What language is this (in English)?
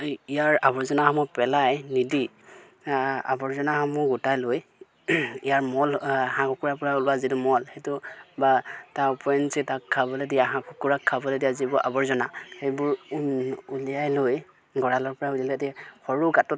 Assamese